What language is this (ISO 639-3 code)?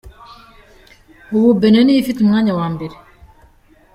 kin